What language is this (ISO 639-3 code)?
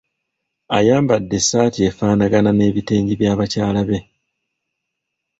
lug